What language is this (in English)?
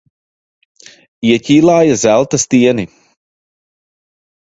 Latvian